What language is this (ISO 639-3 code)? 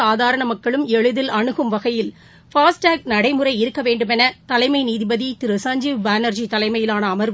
tam